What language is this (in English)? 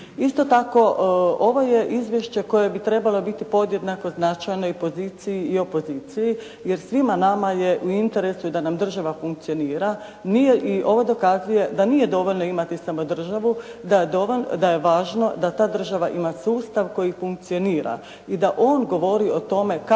Croatian